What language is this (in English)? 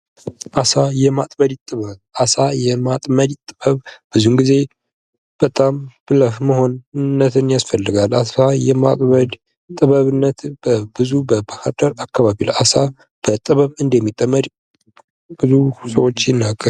Amharic